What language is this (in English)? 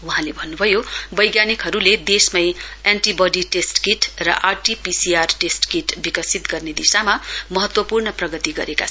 Nepali